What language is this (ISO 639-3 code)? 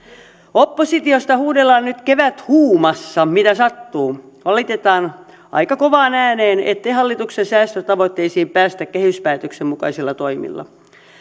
fin